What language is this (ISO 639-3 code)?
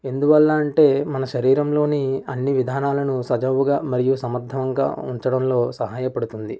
tel